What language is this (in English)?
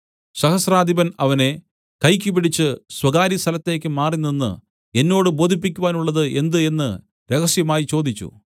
Malayalam